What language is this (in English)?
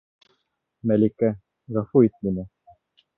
Bashkir